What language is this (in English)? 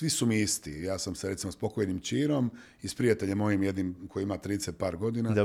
Croatian